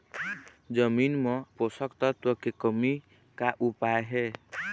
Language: Chhattisgarhi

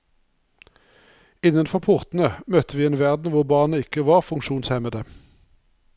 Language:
Norwegian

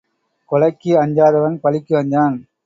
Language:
Tamil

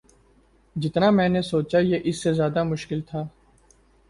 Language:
Urdu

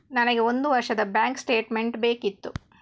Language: Kannada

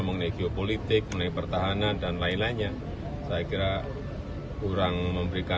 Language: Indonesian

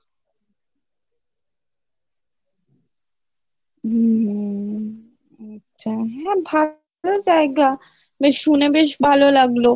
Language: Bangla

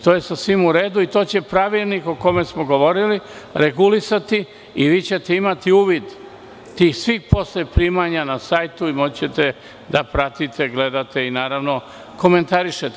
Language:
Serbian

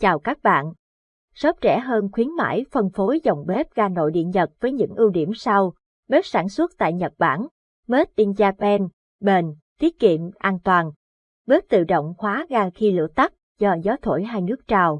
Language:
Vietnamese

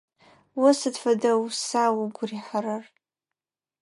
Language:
Adyghe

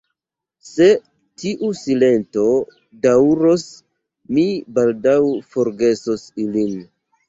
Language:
Esperanto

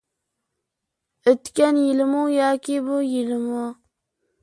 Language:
Uyghur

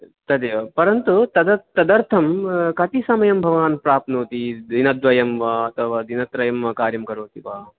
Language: Sanskrit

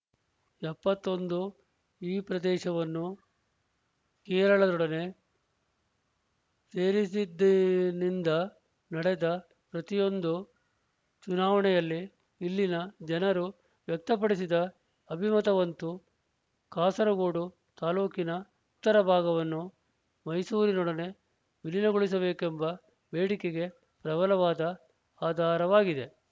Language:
Kannada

